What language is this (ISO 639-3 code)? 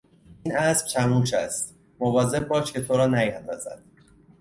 fas